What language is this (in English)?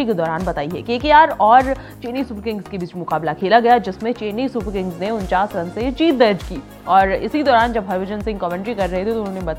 Hindi